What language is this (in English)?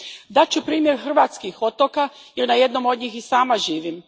Croatian